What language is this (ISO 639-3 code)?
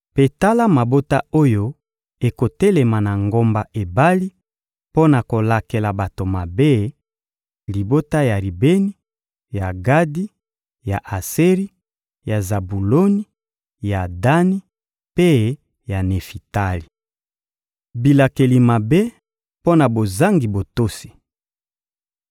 lin